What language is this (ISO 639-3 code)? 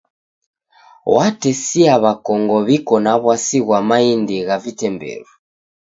dav